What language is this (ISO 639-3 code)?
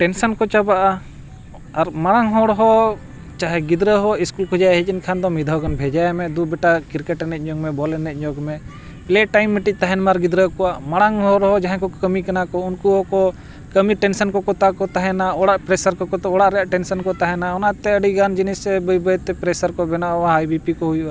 sat